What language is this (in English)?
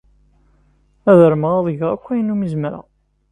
Kabyle